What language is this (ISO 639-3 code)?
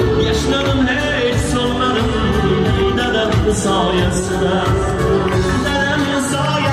tur